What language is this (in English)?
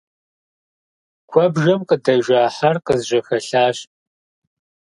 Kabardian